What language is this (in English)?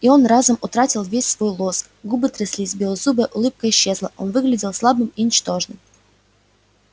Russian